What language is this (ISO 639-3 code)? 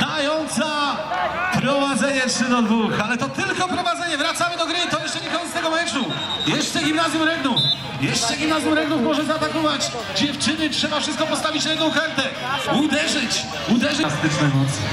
pol